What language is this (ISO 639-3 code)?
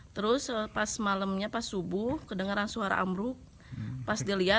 ind